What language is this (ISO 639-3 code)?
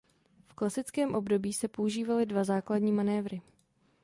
ces